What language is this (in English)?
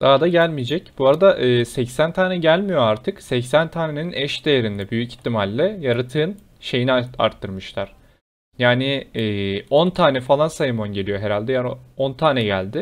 Turkish